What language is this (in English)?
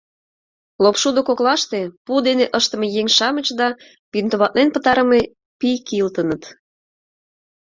Mari